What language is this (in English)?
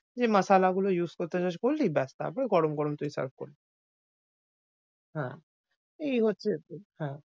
Bangla